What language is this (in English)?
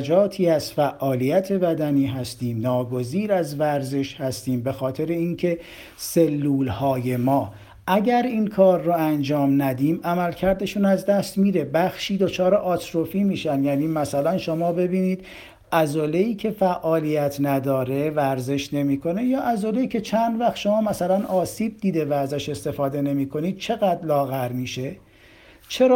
Persian